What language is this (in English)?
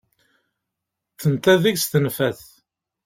Kabyle